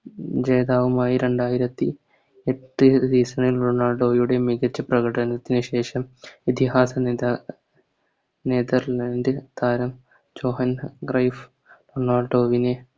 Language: Malayalam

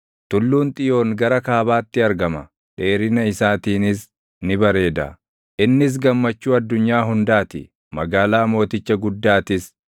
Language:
Oromo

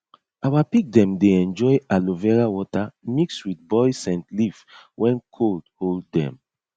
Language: Nigerian Pidgin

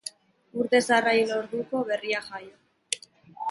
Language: Basque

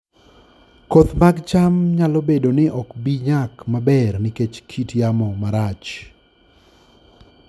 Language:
Luo (Kenya and Tanzania)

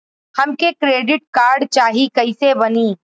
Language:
Bhojpuri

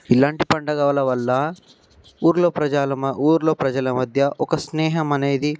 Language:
Telugu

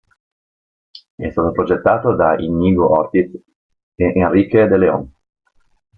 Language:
Italian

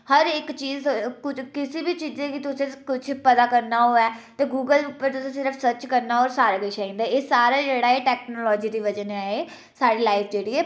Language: Dogri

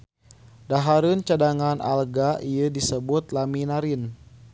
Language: Sundanese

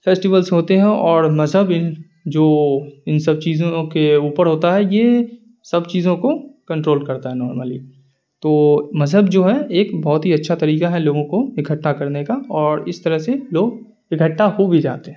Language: Urdu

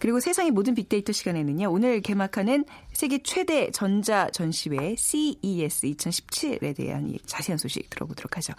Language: Korean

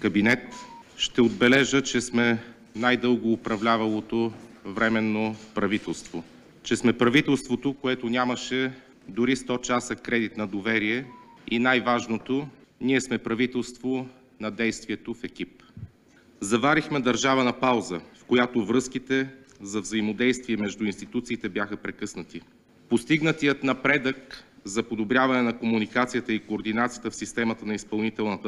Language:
Bulgarian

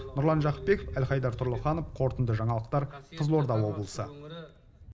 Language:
Kazakh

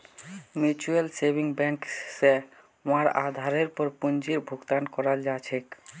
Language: Magahi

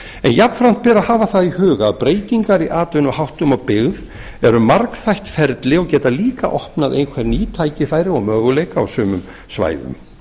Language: Icelandic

